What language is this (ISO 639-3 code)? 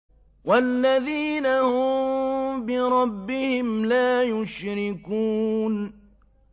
ara